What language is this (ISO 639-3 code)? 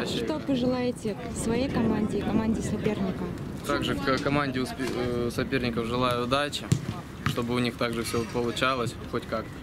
rus